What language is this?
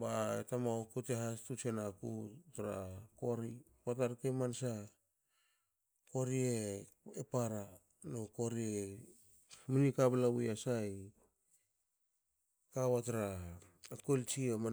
Hakö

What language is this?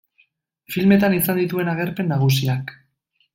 Basque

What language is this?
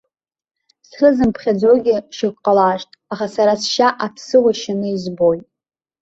Abkhazian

